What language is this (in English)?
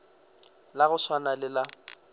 Northern Sotho